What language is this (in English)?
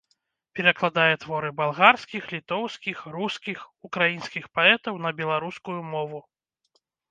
Belarusian